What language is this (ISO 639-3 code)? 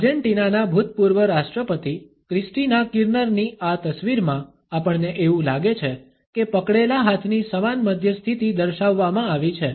guj